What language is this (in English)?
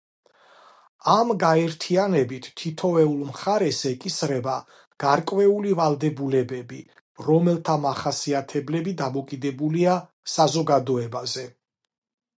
Georgian